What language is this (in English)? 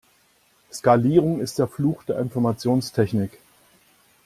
German